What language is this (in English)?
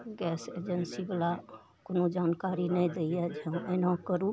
Maithili